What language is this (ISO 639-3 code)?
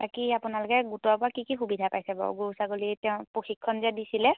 asm